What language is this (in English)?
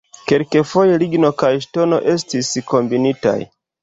Esperanto